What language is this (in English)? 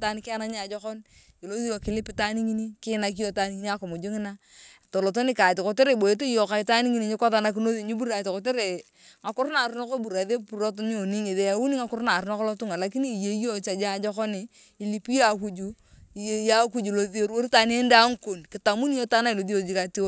Turkana